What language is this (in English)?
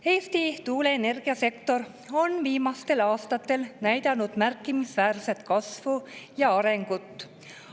Estonian